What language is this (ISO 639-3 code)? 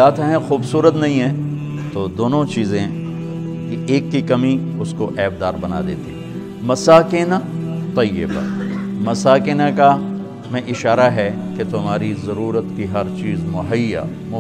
urd